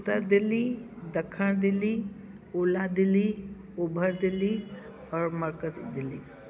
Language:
Sindhi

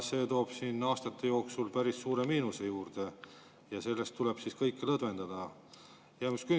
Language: Estonian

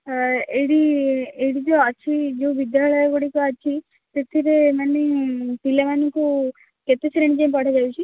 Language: Odia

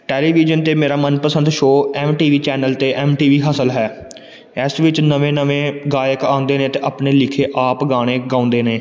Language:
Punjabi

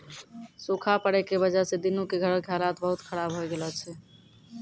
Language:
Maithili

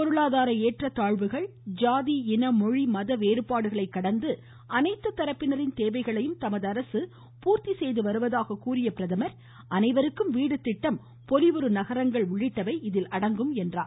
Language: Tamil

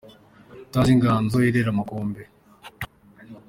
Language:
Kinyarwanda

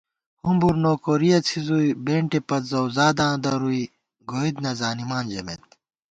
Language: Gawar-Bati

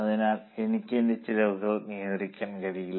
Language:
Malayalam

